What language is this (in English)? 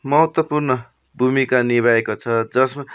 Nepali